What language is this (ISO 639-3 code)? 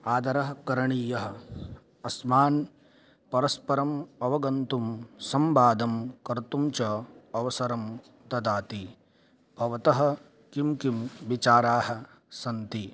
san